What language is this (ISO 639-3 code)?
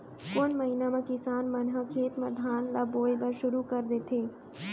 hne